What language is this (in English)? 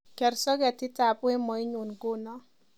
Kalenjin